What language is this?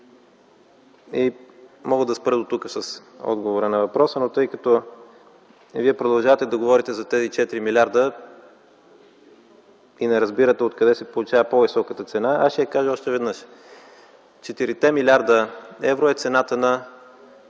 Bulgarian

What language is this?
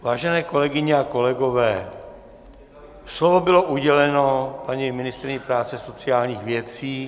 Czech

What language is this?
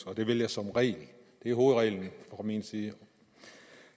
Danish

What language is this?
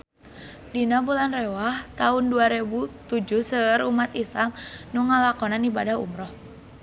Sundanese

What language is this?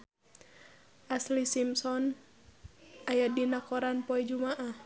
Sundanese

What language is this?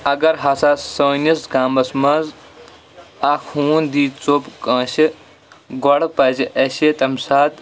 Kashmiri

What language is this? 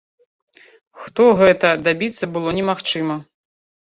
Belarusian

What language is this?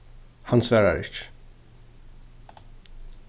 Faroese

